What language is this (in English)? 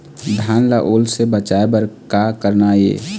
Chhattisgarhi